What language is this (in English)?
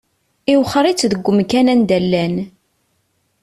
Kabyle